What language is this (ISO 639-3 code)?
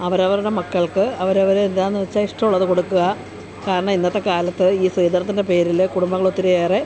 mal